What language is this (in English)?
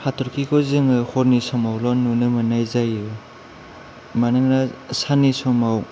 Bodo